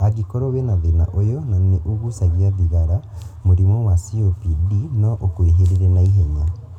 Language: Kikuyu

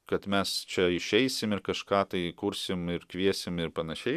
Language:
Lithuanian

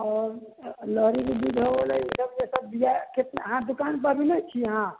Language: Maithili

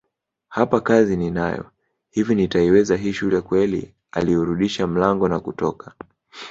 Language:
Swahili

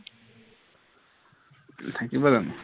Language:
Assamese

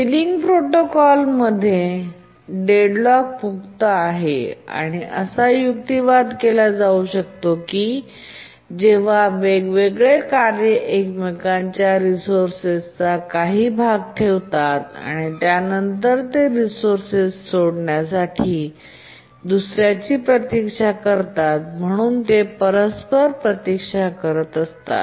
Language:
Marathi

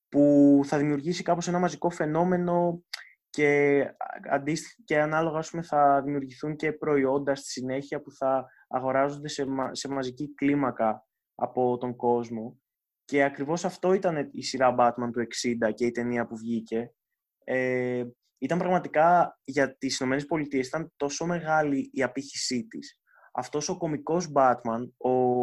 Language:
Greek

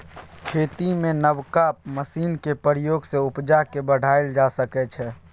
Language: Maithili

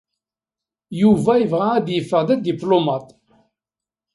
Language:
Kabyle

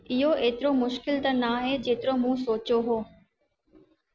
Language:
Sindhi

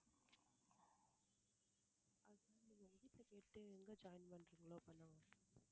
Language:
Tamil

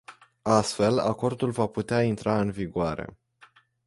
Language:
Romanian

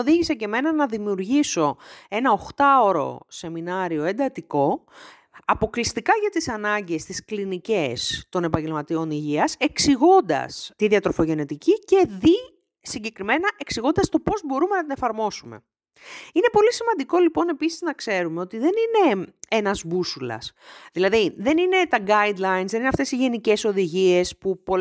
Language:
Greek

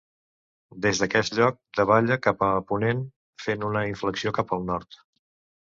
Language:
Catalan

